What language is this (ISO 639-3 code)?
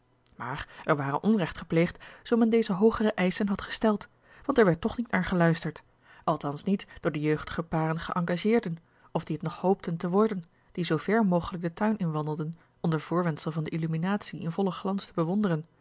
nld